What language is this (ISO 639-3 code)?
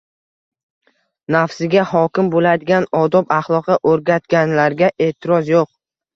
uzb